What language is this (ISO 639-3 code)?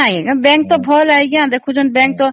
ori